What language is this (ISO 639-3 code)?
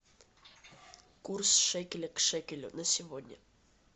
rus